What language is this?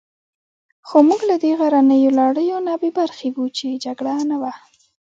Pashto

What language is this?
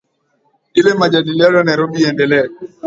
Swahili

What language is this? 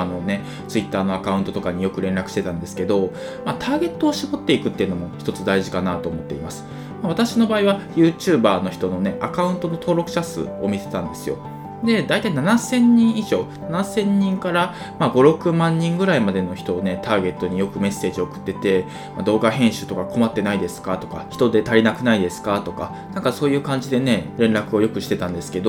Japanese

